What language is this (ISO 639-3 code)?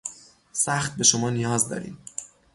fas